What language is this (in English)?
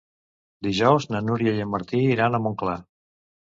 Catalan